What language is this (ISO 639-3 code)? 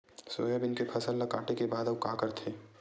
hne